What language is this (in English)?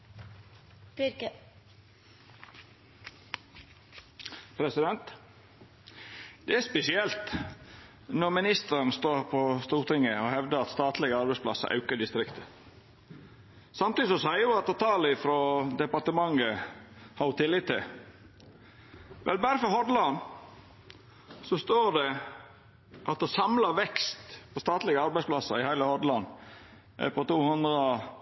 Norwegian Nynorsk